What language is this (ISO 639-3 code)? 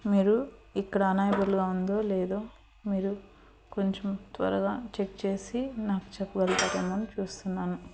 tel